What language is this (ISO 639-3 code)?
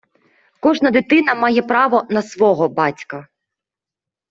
ukr